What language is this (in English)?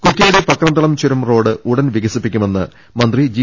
Malayalam